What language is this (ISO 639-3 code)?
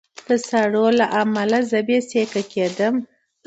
pus